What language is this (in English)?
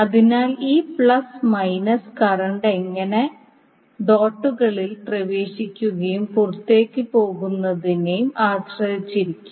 Malayalam